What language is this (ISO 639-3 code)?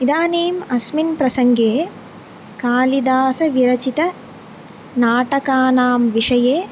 san